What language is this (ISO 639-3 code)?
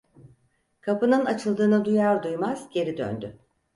tur